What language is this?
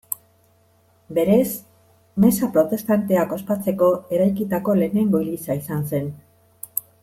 Basque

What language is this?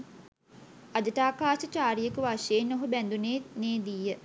Sinhala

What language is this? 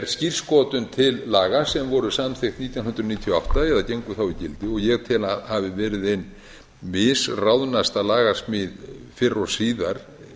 Icelandic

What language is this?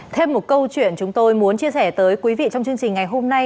Vietnamese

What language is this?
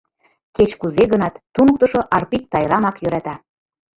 Mari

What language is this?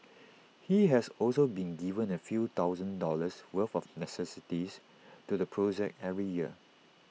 English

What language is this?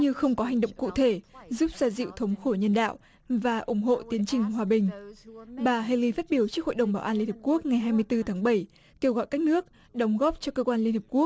Vietnamese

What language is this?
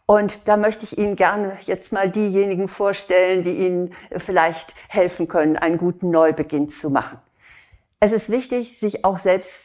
German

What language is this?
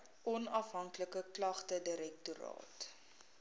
Afrikaans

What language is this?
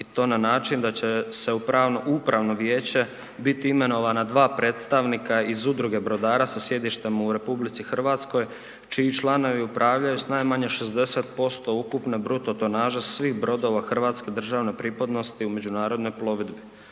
Croatian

